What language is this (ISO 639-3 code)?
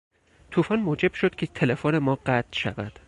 fas